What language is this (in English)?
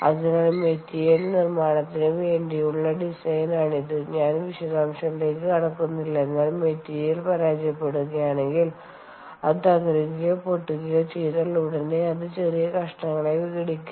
Malayalam